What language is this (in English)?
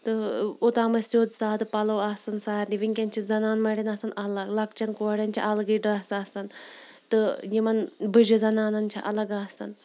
Kashmiri